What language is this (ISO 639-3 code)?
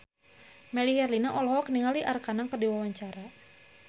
sun